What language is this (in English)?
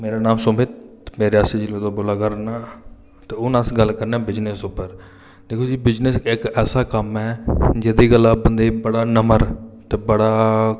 Dogri